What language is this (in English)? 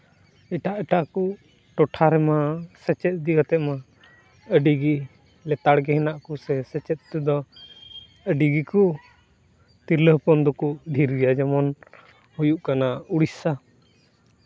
Santali